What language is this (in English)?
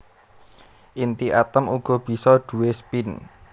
Javanese